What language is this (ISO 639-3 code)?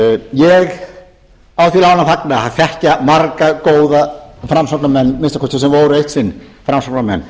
isl